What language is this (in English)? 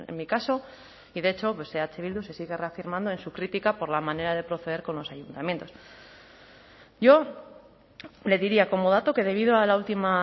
Spanish